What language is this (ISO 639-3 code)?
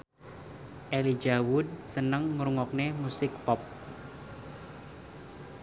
jav